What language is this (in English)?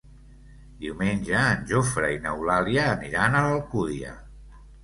Catalan